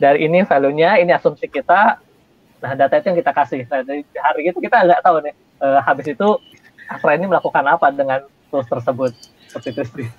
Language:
Indonesian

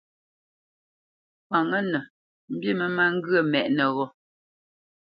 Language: Bamenyam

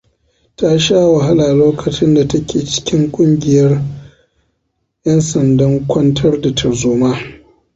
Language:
Hausa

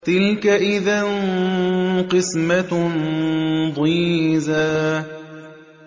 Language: Arabic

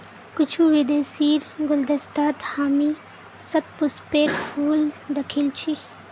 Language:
Magahi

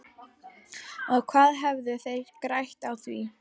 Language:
Icelandic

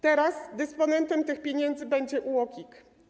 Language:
Polish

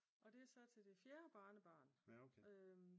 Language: Danish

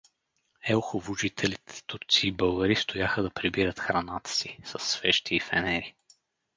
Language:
Bulgarian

